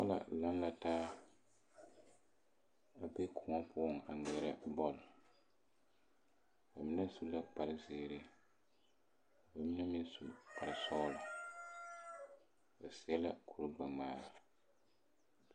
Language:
Southern Dagaare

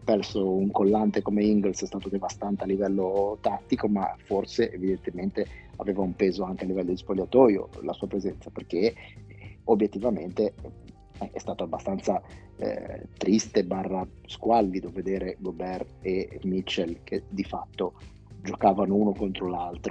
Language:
Italian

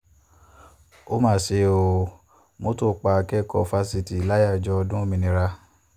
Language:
Yoruba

